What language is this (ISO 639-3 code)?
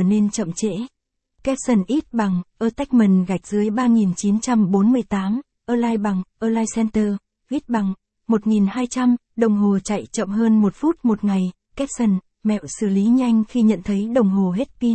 vie